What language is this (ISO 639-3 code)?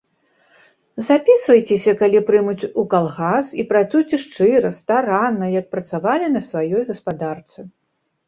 bel